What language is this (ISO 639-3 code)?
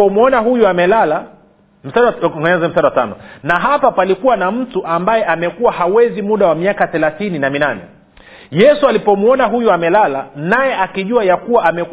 swa